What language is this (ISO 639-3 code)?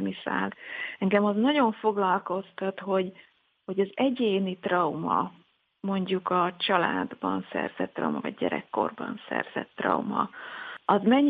hun